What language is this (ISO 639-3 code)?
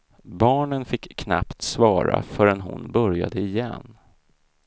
swe